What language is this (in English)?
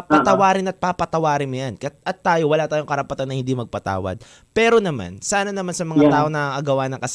Filipino